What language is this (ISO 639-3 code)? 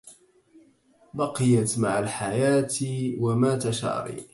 ara